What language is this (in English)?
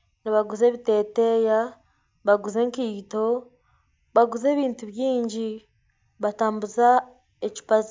Nyankole